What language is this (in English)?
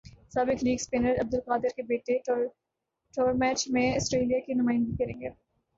Urdu